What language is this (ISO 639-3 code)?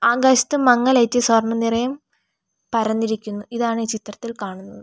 mal